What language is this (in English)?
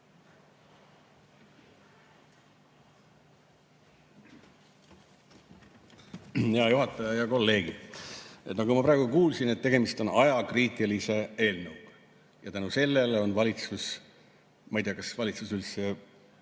Estonian